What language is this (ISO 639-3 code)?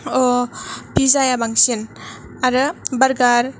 brx